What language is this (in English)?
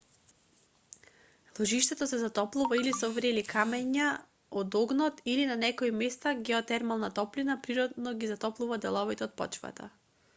Macedonian